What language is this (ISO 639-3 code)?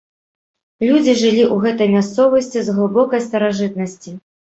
bel